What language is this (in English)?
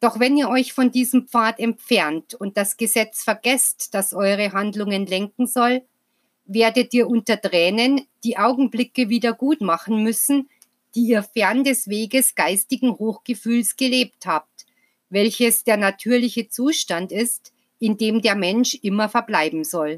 German